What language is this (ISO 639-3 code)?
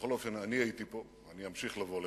heb